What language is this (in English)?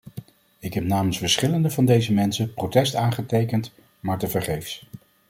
Dutch